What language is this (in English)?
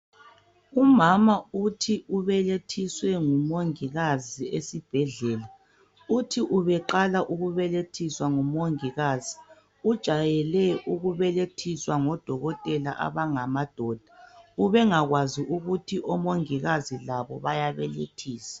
North Ndebele